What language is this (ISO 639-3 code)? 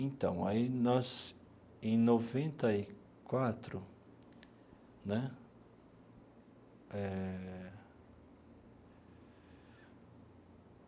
por